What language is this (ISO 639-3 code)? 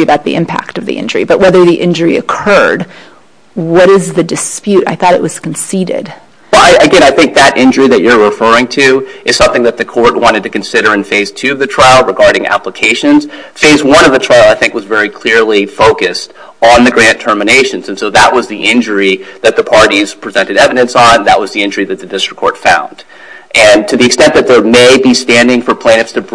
eng